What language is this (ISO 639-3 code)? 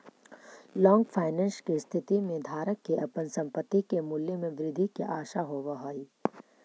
mag